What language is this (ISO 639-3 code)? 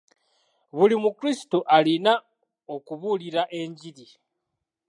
lug